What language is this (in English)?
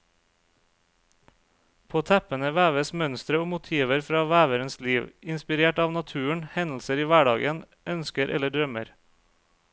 Norwegian